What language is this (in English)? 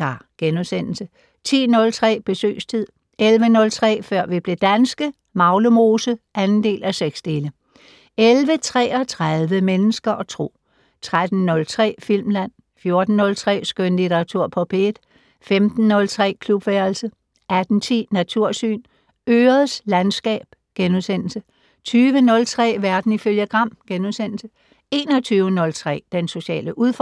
Danish